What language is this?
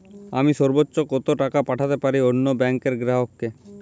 Bangla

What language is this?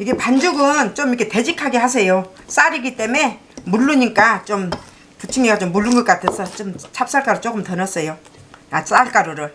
Korean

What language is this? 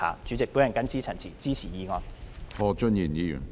Cantonese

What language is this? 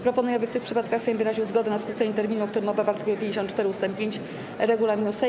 Polish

